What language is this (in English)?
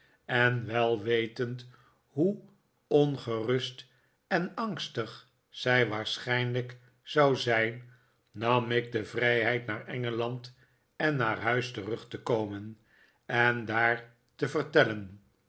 Dutch